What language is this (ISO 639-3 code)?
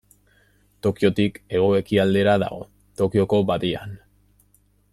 eus